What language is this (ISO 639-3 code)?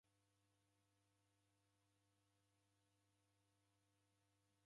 dav